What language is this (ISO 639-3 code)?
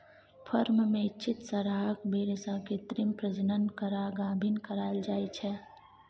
mai